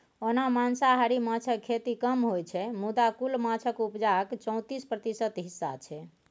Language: Maithili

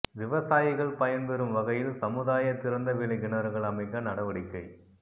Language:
Tamil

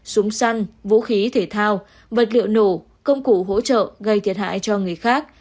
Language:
Vietnamese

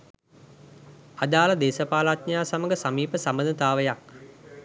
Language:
Sinhala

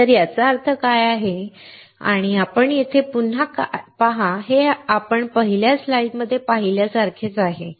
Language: Marathi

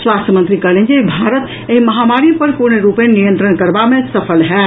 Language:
Maithili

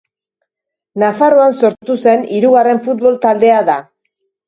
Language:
Basque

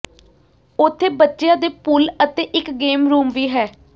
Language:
Punjabi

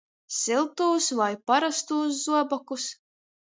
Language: Latgalian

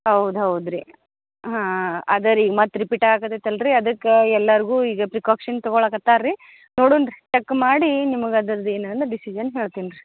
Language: Kannada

